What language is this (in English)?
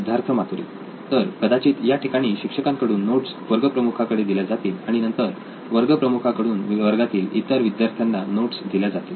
Marathi